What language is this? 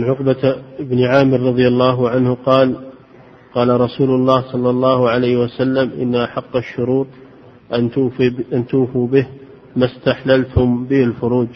Arabic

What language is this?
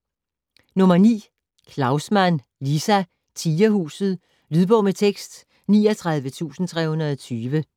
Danish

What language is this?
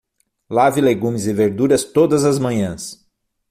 Portuguese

